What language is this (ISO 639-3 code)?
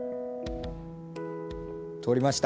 jpn